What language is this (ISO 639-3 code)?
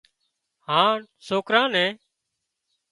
kxp